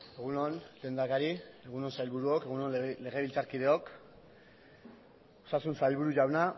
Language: Basque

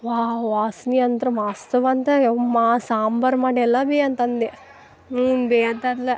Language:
Kannada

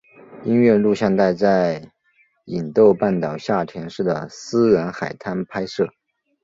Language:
Chinese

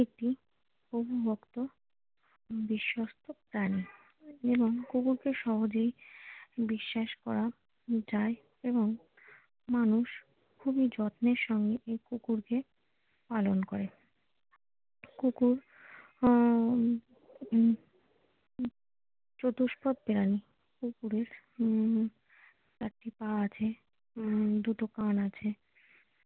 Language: Bangla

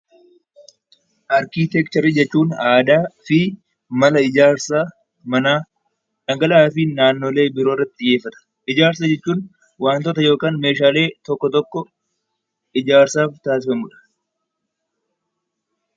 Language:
Oromo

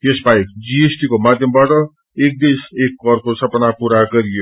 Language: Nepali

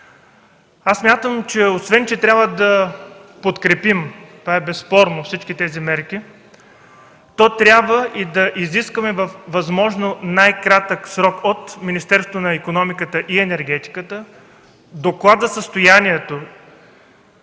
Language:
Bulgarian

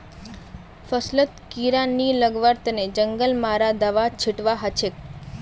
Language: Magahi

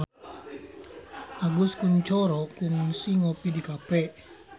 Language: Sundanese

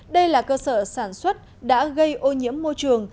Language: Vietnamese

